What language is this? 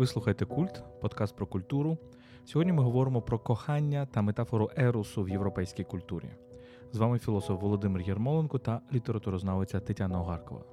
Ukrainian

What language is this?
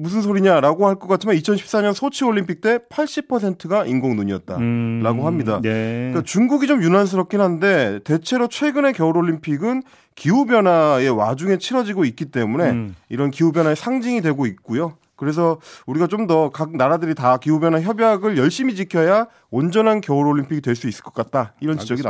Korean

